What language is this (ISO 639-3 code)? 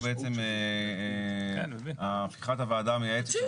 heb